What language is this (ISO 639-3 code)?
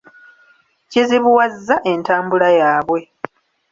lug